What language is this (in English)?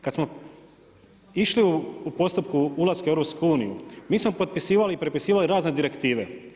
Croatian